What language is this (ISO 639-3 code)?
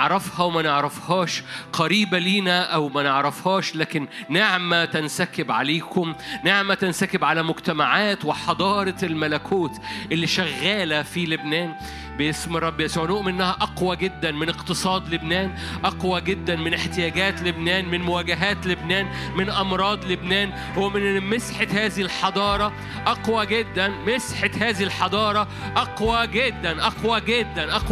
ara